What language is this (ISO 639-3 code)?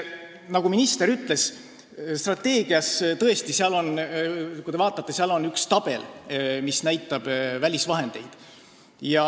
est